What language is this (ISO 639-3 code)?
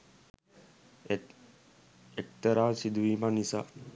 sin